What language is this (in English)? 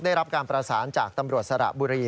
Thai